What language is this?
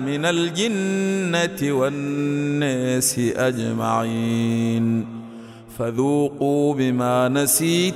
Arabic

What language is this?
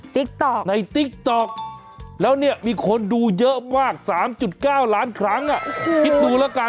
Thai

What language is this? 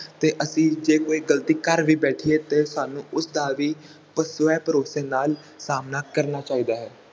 Punjabi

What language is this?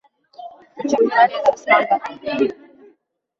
Uzbek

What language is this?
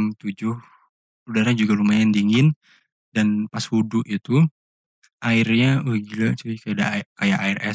Indonesian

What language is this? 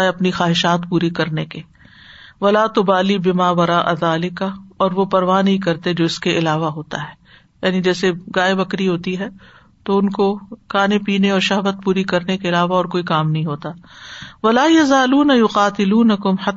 Urdu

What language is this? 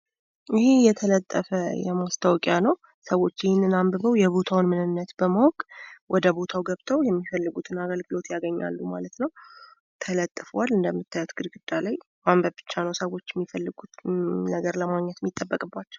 Amharic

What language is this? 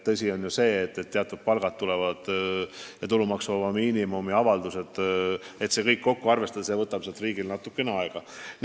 Estonian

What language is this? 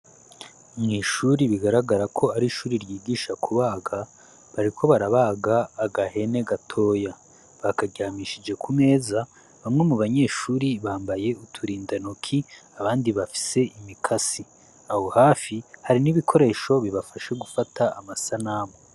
Rundi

